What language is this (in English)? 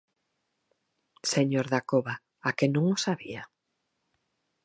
Galician